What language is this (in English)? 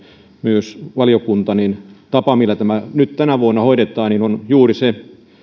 Finnish